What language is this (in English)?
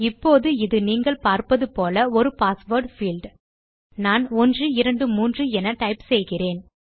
Tamil